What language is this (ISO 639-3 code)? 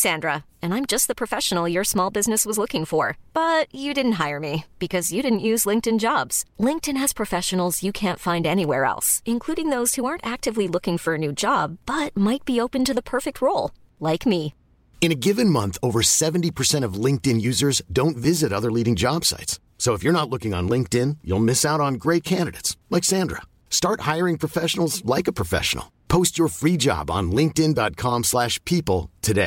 ara